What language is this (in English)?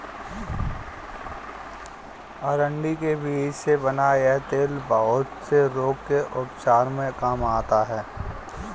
Hindi